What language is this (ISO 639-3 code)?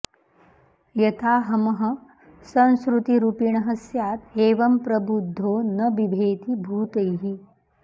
san